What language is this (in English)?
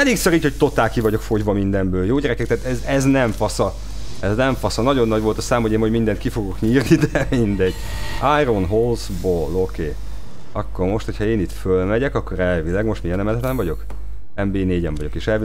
Hungarian